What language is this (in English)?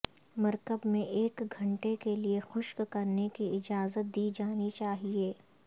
Urdu